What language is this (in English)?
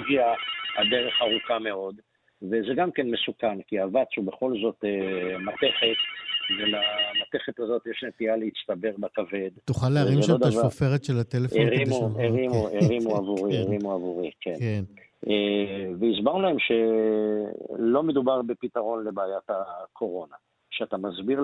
Hebrew